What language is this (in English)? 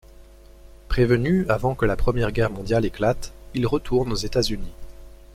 French